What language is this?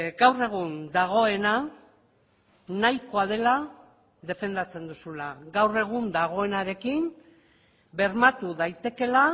Basque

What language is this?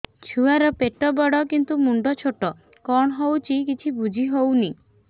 Odia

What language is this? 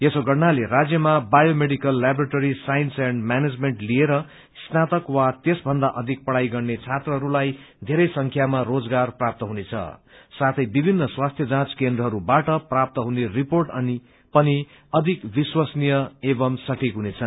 Nepali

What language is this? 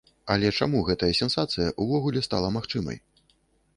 Belarusian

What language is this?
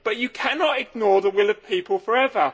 English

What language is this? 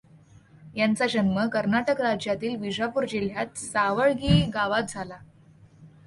Marathi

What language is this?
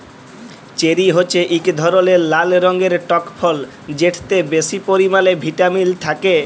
Bangla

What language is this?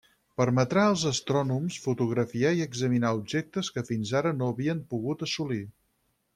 Catalan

